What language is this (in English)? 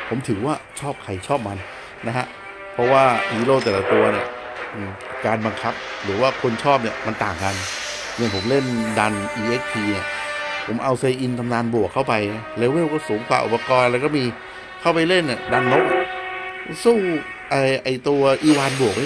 Thai